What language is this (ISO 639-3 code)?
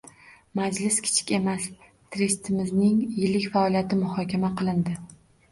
uzb